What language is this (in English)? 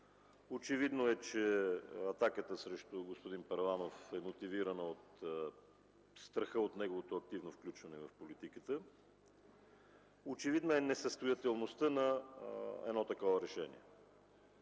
Bulgarian